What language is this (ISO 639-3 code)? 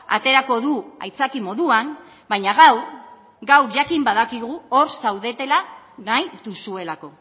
eus